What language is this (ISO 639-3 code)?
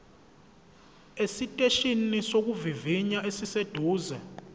zul